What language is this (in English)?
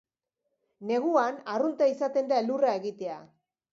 Basque